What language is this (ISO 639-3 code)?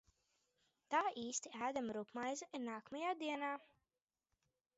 lav